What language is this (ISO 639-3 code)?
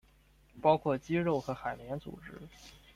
zho